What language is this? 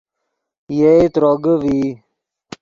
Yidgha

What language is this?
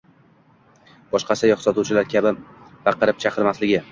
Uzbek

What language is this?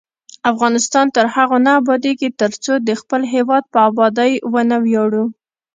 Pashto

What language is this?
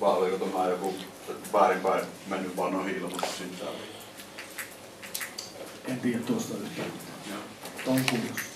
Finnish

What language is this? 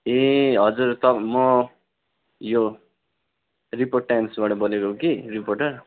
Nepali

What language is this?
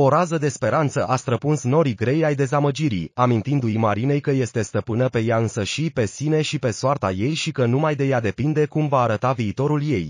Romanian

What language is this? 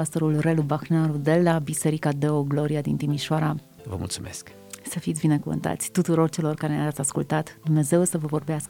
Romanian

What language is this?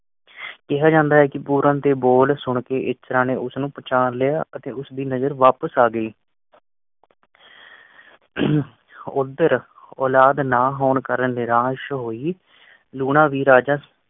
Punjabi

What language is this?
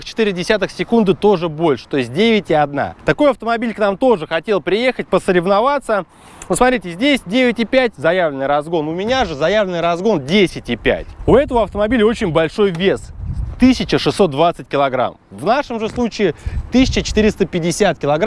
Russian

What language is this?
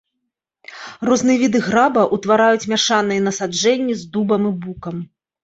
Belarusian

